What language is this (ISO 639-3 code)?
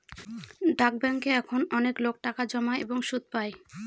ben